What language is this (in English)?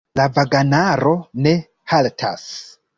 Esperanto